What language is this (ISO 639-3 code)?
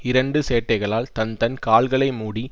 tam